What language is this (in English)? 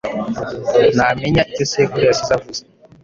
Kinyarwanda